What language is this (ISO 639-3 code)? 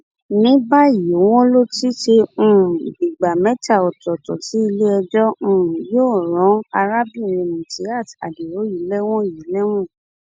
yor